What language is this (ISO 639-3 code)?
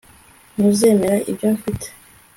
kin